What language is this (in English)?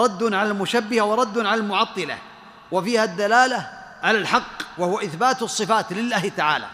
Arabic